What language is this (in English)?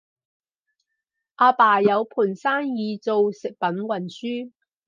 Cantonese